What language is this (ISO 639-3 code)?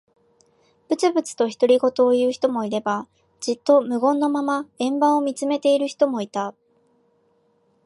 jpn